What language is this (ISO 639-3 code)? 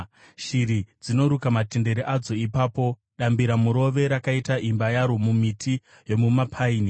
sna